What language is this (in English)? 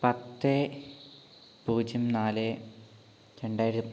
Malayalam